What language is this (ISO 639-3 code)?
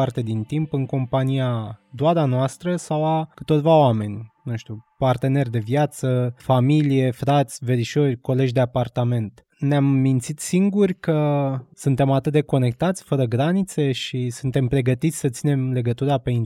ron